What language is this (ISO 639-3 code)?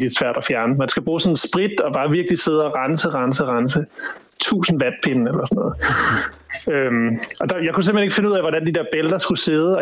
dan